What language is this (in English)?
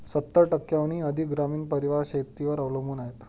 Marathi